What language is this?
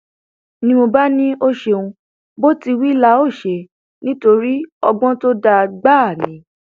Yoruba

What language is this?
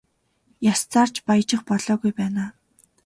Mongolian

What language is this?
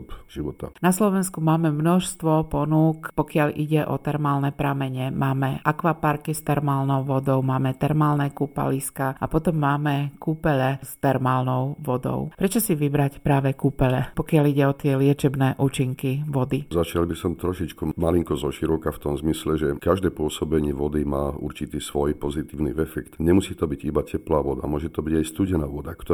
Slovak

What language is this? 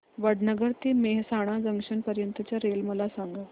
Marathi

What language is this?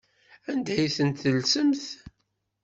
Kabyle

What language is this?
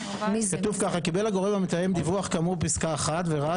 Hebrew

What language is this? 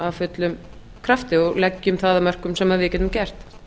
Icelandic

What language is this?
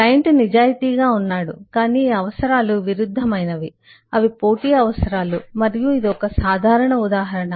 Telugu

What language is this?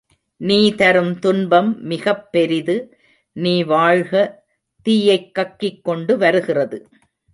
Tamil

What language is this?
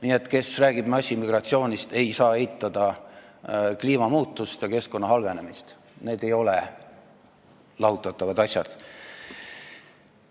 Estonian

